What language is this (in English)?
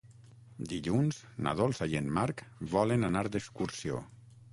Catalan